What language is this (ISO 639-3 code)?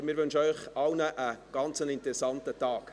gsw